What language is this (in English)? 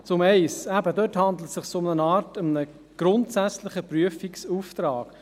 Swiss German